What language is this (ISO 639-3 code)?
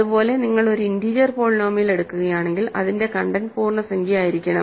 mal